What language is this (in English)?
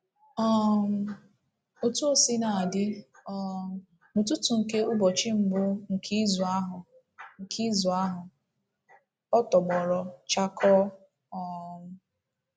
Igbo